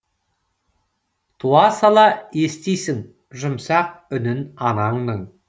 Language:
Kazakh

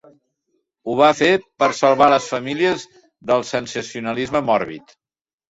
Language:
Catalan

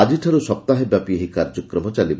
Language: Odia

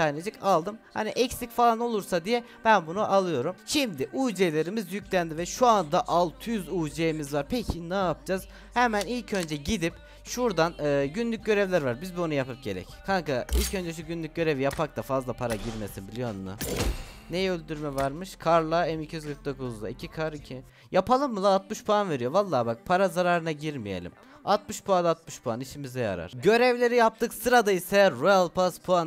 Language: Turkish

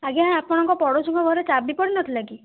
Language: Odia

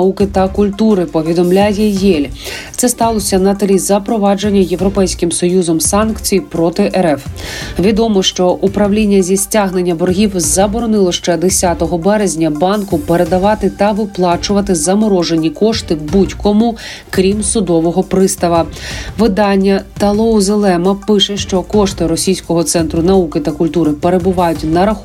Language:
Ukrainian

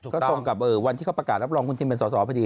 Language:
Thai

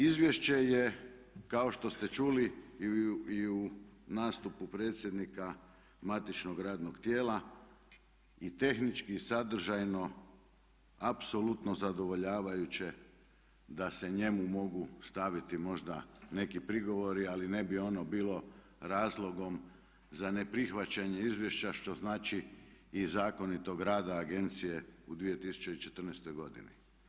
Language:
Croatian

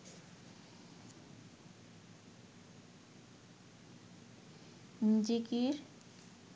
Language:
Bangla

